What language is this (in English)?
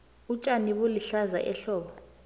South Ndebele